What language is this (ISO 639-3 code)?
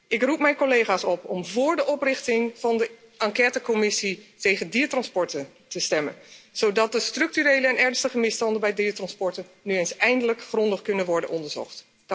nld